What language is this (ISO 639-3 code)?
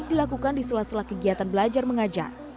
ind